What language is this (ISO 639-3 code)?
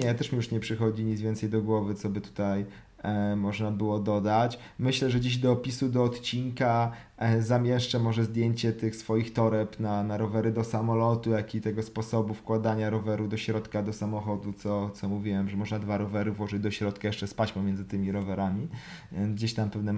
pol